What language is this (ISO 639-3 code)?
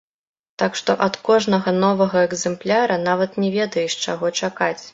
bel